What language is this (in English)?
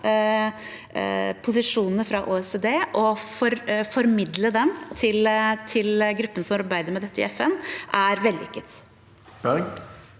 Norwegian